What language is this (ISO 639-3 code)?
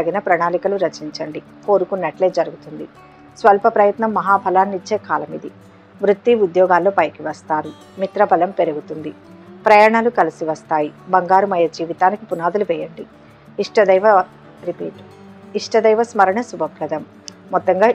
tel